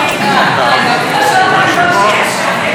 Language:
Hebrew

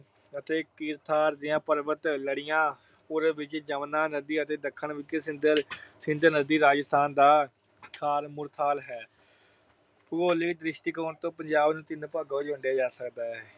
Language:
Punjabi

